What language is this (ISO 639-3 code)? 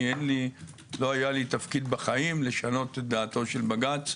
heb